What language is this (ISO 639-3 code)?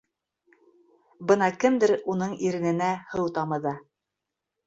bak